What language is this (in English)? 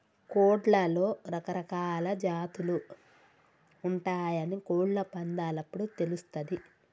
Telugu